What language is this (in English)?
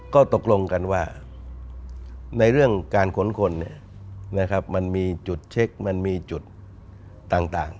Thai